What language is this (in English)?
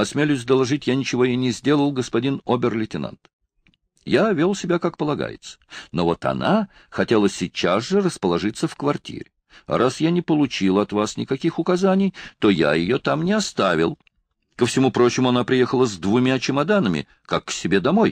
Russian